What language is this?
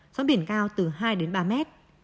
Vietnamese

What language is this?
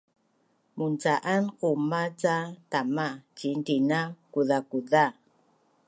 Bunun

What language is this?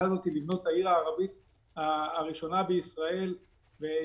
Hebrew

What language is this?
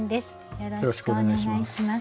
Japanese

